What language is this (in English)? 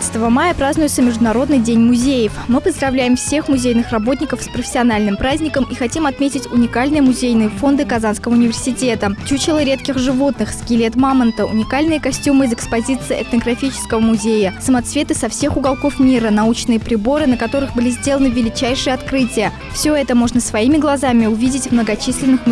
Russian